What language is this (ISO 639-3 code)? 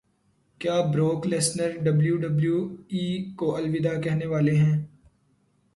urd